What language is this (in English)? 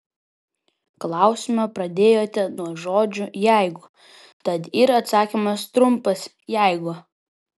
Lithuanian